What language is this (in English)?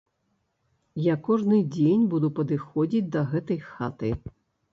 Belarusian